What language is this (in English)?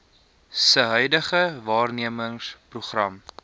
Afrikaans